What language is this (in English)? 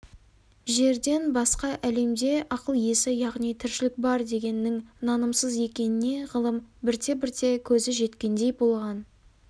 Kazakh